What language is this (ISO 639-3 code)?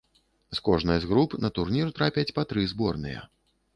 bel